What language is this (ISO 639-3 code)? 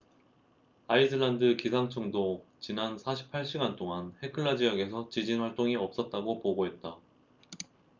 kor